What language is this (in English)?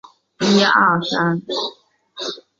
Chinese